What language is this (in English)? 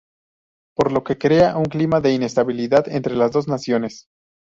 Spanish